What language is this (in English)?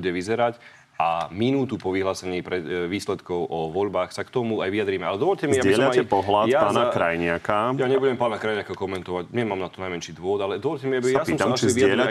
Slovak